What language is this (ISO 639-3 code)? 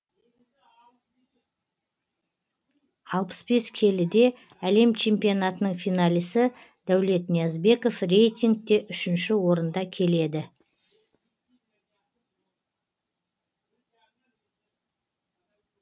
kaz